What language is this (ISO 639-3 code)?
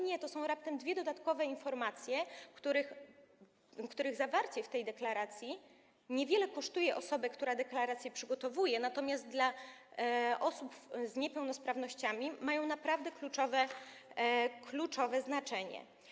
pol